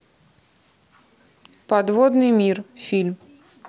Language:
Russian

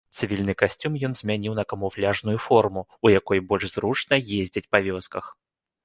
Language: Belarusian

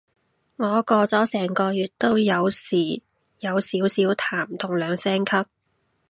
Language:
Cantonese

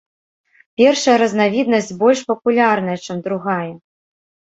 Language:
Belarusian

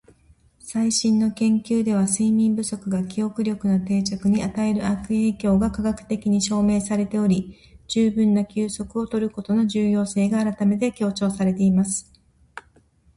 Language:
Japanese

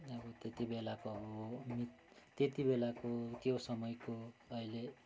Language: Nepali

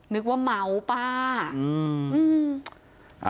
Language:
Thai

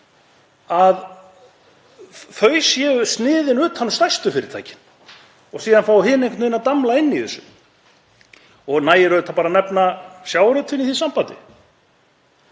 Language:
Icelandic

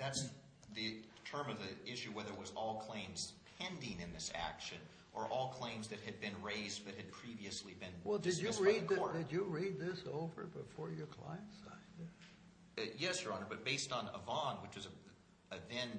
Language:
English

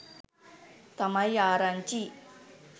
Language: Sinhala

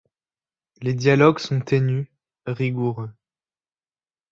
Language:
French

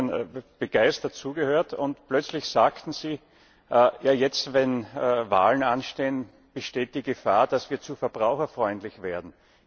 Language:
German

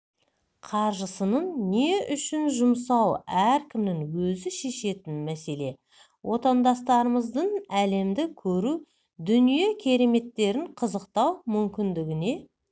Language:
Kazakh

